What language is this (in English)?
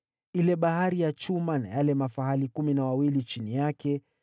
Swahili